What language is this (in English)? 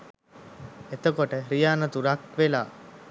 Sinhala